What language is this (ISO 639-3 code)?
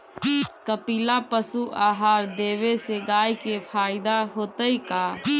mag